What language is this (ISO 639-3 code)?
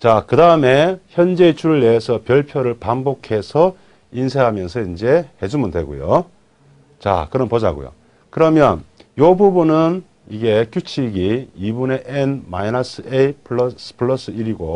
kor